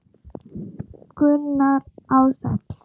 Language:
Icelandic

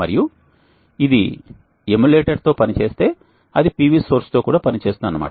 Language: Telugu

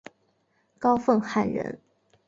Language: Chinese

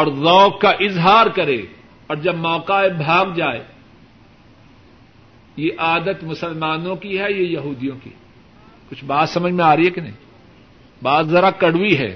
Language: Urdu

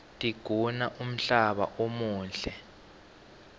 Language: Swati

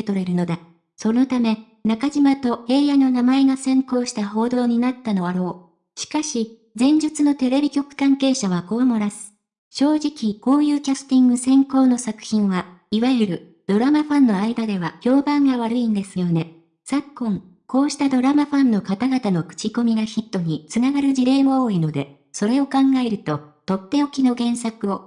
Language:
Japanese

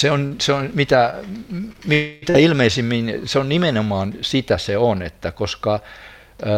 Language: Finnish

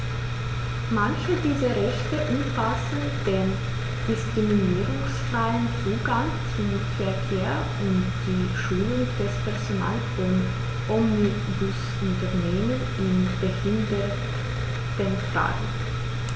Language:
German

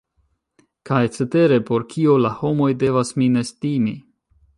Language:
Esperanto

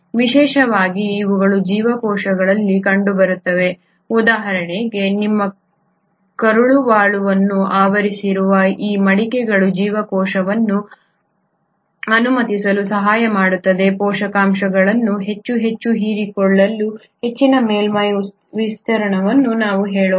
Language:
Kannada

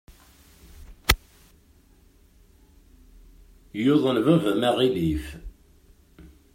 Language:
Kabyle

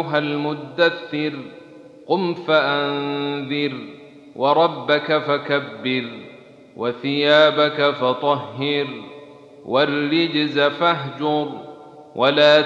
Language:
Arabic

